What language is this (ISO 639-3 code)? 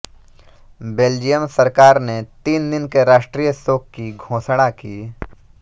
hin